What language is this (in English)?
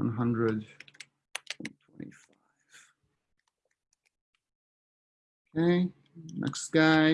English